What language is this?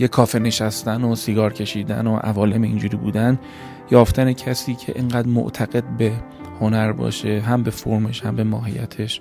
Persian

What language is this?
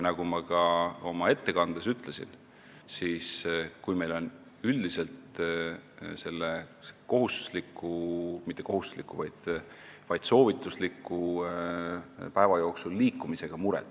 Estonian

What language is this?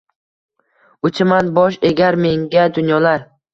Uzbek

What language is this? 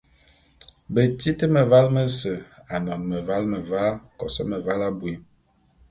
Bulu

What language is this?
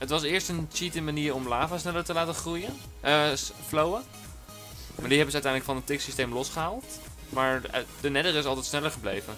Dutch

